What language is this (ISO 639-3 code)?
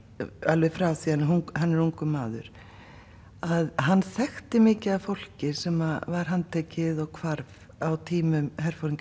isl